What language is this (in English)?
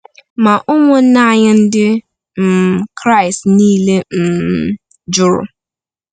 Igbo